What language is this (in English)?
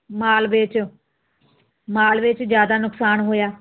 Punjabi